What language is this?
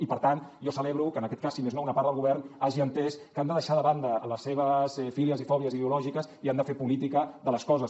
Catalan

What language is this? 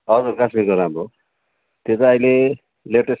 Nepali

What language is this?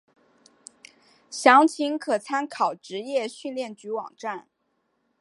Chinese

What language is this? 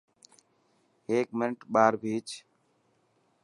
Dhatki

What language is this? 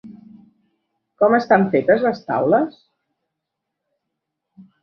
Catalan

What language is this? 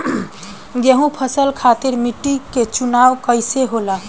Bhojpuri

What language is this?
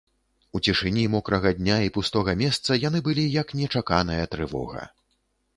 Belarusian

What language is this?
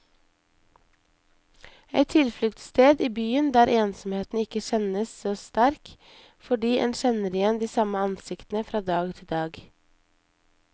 Norwegian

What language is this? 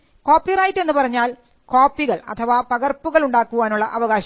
Malayalam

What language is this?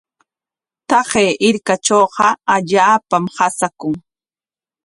Corongo Ancash Quechua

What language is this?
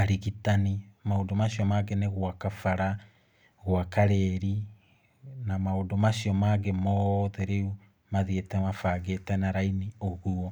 Kikuyu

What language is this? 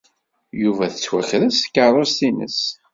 Kabyle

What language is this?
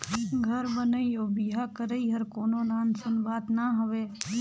Chhattisgarhi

